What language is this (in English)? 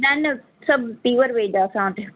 Sindhi